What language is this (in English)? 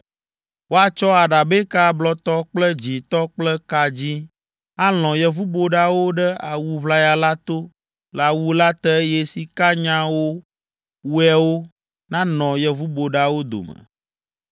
Ewe